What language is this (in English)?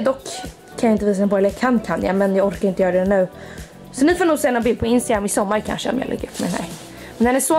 Swedish